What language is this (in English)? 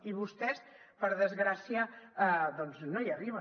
Catalan